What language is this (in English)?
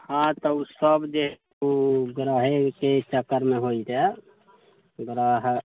Maithili